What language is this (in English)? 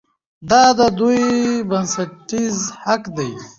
Pashto